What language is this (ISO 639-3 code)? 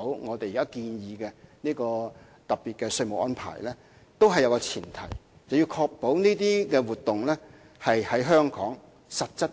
yue